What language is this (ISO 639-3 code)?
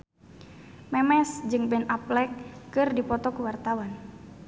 sun